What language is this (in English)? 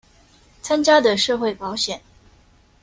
Chinese